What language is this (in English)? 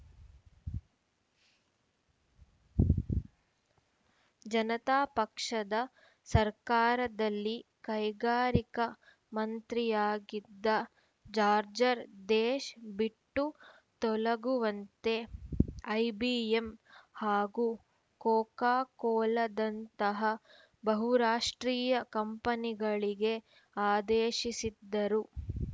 Kannada